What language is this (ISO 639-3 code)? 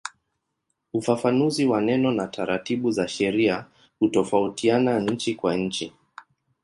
swa